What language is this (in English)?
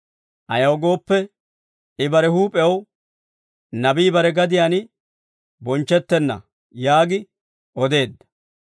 Dawro